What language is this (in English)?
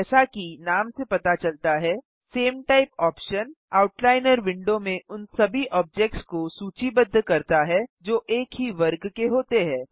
Hindi